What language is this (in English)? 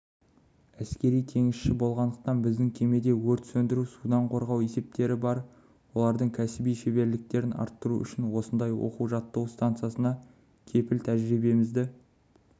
Kazakh